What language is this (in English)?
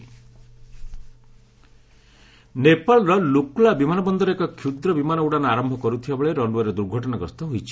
Odia